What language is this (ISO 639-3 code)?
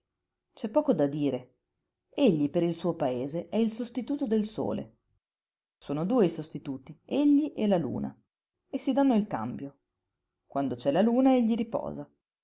ita